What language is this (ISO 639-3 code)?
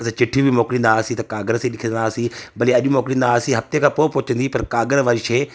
snd